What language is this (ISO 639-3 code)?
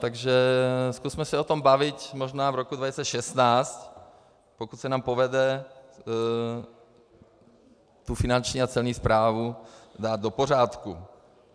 ces